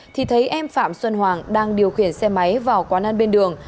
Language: Vietnamese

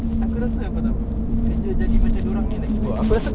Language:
English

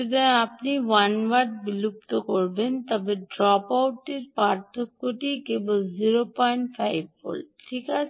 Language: Bangla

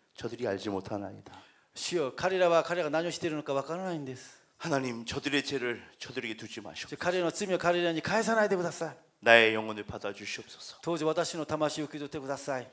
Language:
Korean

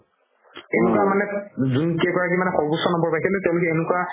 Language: Assamese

